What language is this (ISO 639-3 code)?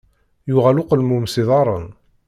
kab